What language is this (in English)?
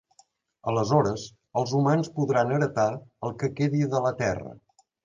Catalan